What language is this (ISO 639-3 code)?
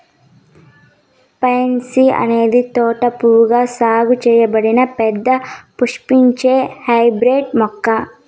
tel